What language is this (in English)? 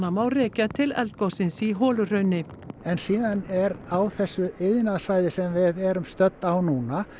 Icelandic